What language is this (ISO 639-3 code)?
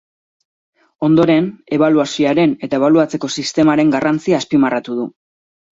eus